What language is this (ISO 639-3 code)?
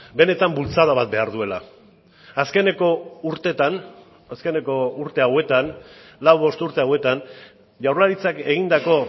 eus